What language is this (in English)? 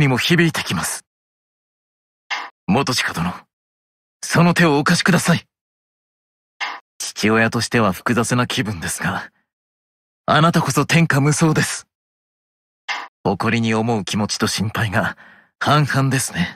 Japanese